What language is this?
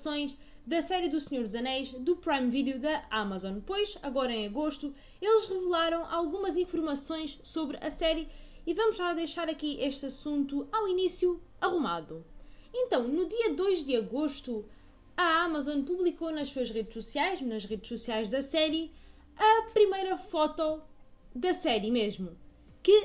Portuguese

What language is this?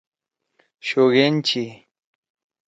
Torwali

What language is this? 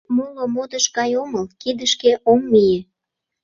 Mari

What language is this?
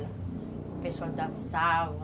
Portuguese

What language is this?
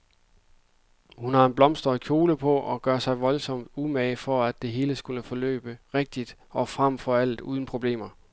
Danish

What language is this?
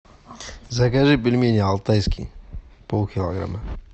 Russian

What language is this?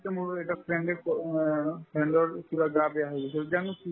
Assamese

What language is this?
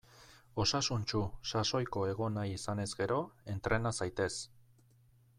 Basque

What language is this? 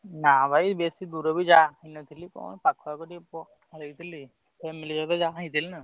Odia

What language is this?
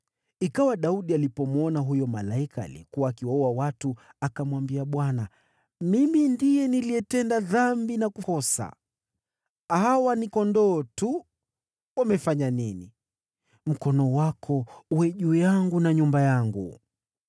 Swahili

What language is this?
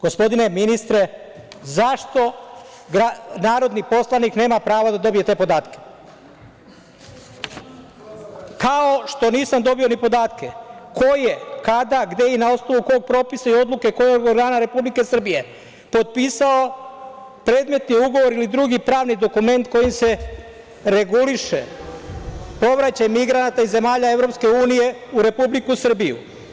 Serbian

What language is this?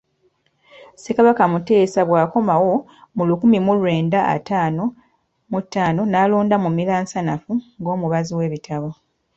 Ganda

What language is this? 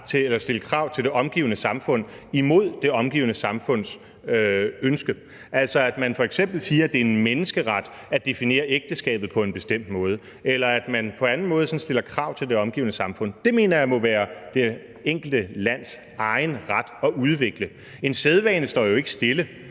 Danish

